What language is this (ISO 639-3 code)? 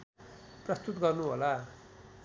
nep